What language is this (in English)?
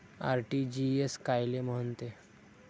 Marathi